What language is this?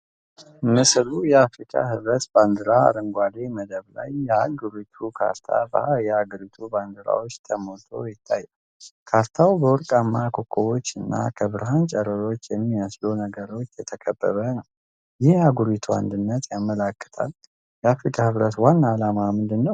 Amharic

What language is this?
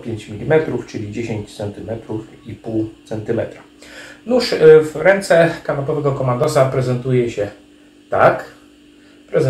Polish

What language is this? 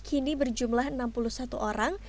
Indonesian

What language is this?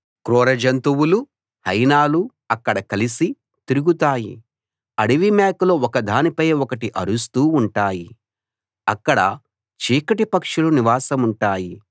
Telugu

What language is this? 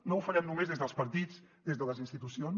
Catalan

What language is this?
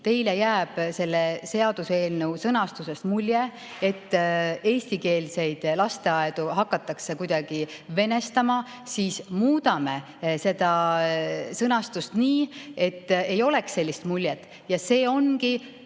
Estonian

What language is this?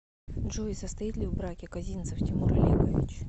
Russian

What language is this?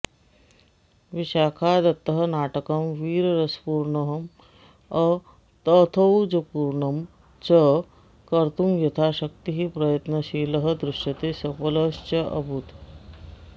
Sanskrit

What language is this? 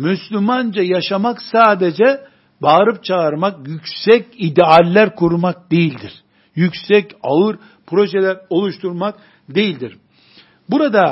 Turkish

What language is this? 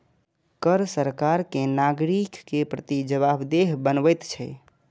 Maithili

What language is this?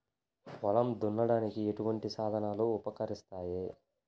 Telugu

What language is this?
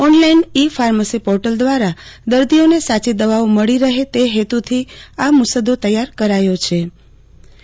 Gujarati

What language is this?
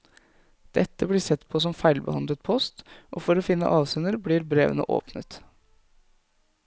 Norwegian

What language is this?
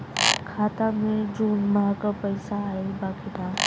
Bhojpuri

